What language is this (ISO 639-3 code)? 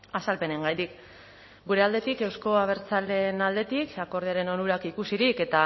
eus